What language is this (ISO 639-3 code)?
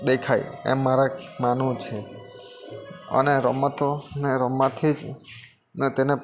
guj